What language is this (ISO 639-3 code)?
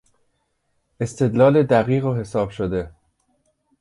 fas